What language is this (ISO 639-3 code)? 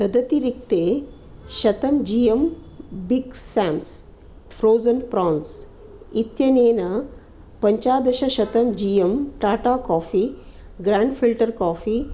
san